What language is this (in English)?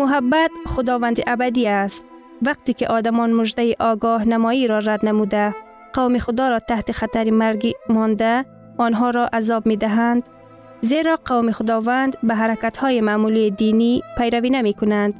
Persian